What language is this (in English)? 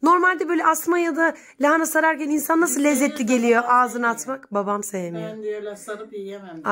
Turkish